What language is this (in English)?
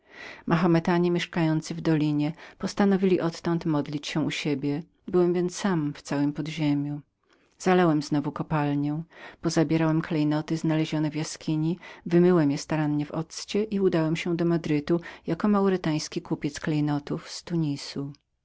Polish